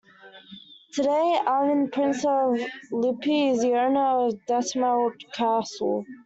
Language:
English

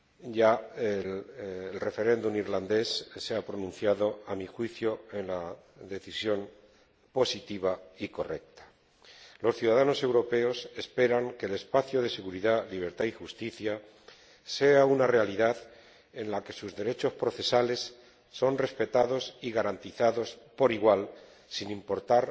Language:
Spanish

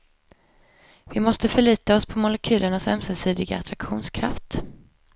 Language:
Swedish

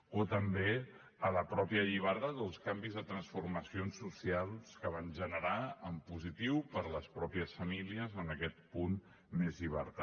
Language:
Catalan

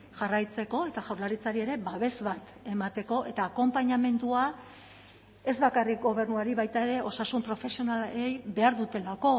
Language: Basque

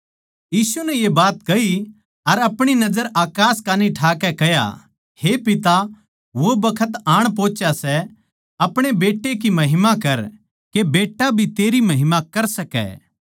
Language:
Haryanvi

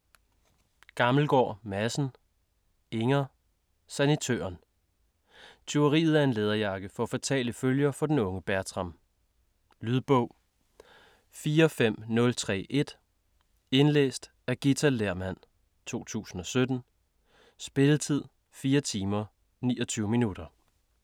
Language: Danish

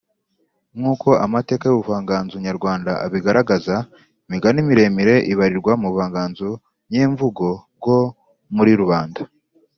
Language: Kinyarwanda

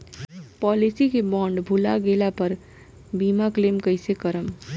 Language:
Bhojpuri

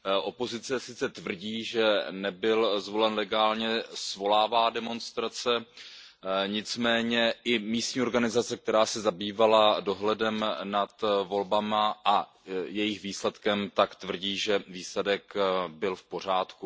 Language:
Czech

